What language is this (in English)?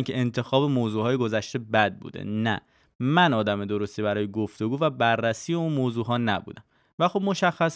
Persian